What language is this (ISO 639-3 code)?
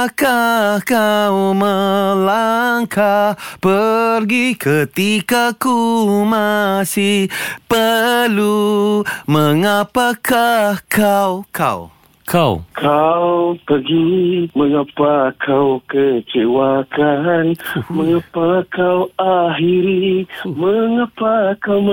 msa